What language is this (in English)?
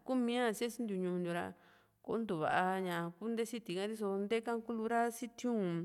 Juxtlahuaca Mixtec